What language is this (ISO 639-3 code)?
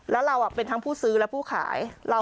tha